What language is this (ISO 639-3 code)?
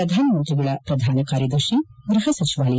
kan